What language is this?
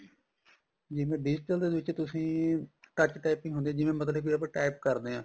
Punjabi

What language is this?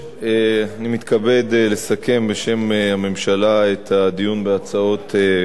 Hebrew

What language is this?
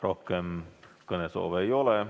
Estonian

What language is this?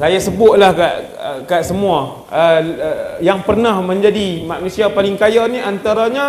Malay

